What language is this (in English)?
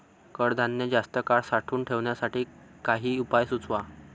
Marathi